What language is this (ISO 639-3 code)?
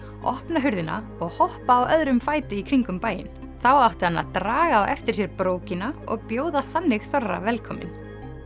isl